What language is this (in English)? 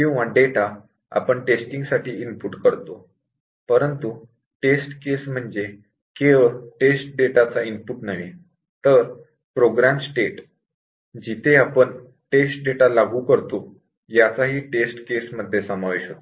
Marathi